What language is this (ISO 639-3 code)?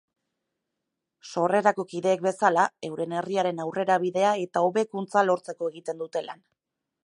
eus